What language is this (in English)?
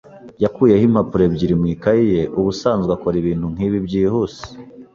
Kinyarwanda